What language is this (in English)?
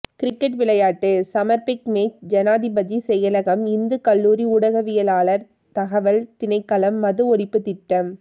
Tamil